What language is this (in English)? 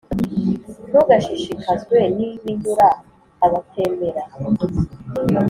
Kinyarwanda